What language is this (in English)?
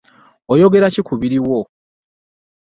Ganda